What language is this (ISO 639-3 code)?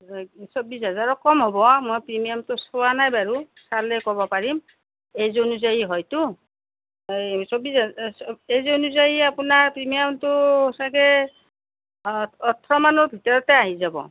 asm